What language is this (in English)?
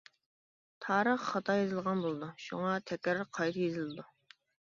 Uyghur